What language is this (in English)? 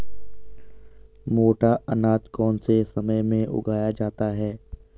Hindi